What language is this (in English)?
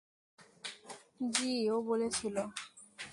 Bangla